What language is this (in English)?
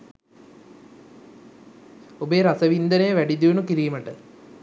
Sinhala